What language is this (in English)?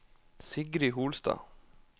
Norwegian